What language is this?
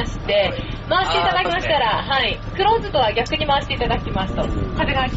Japanese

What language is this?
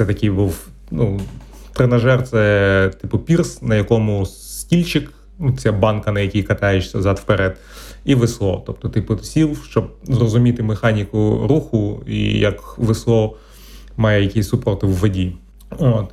Ukrainian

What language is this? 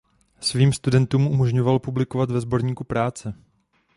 Czech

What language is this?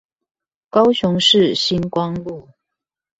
Chinese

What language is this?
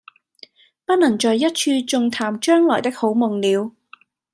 Cantonese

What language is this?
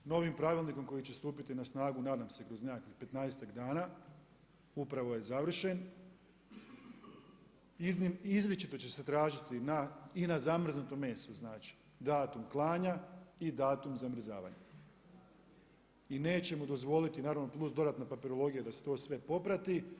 Croatian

